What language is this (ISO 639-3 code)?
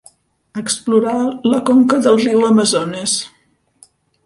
cat